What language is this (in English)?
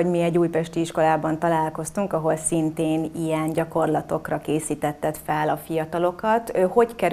Hungarian